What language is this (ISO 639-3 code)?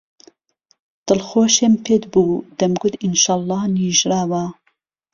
ckb